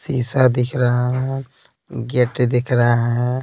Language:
Hindi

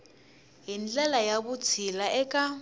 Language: Tsonga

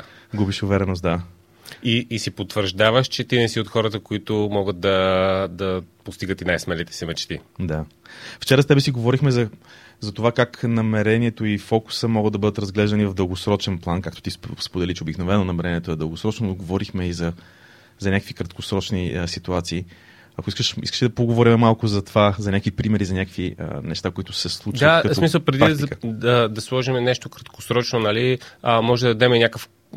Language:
Bulgarian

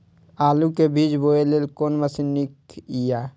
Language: Maithili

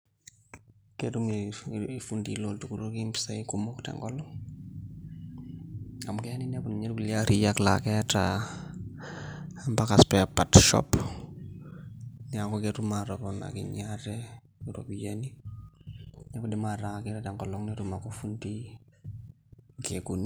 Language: Masai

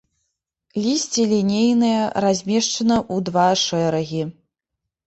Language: Belarusian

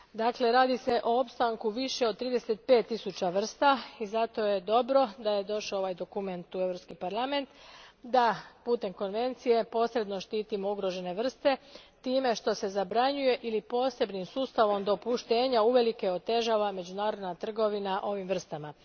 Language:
Croatian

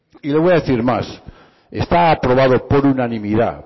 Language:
Spanish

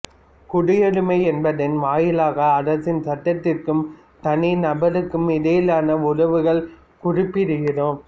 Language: Tamil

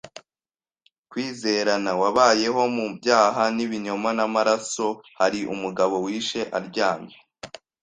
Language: Kinyarwanda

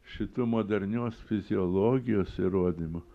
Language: Lithuanian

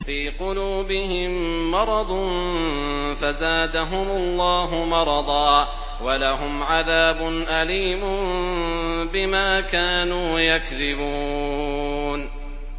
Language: Arabic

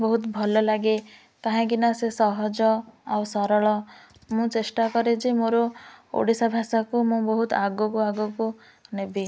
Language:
Odia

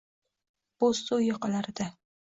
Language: Uzbek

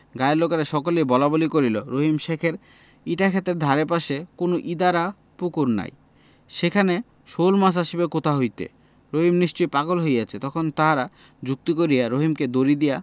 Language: Bangla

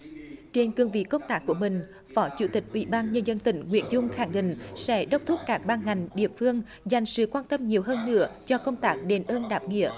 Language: Vietnamese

